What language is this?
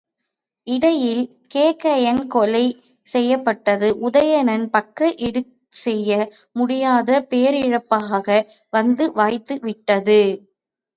Tamil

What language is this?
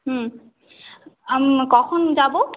Bangla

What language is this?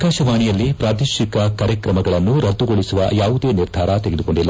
Kannada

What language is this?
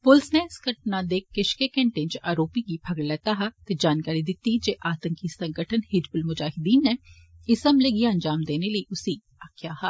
Dogri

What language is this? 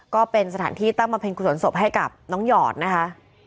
Thai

